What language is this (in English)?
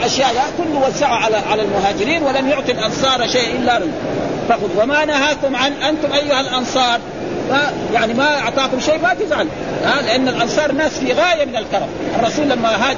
Arabic